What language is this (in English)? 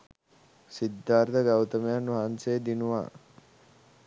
Sinhala